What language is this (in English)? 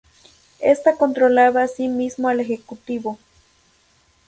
Spanish